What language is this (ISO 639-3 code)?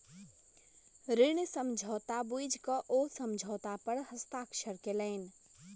mai